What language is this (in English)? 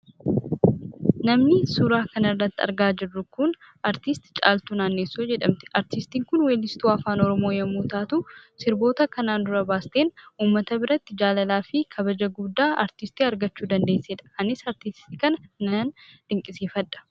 Oromo